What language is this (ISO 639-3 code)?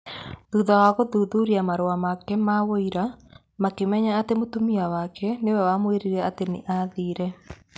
kik